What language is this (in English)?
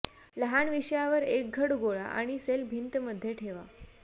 Marathi